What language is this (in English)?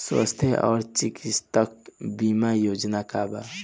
Bhojpuri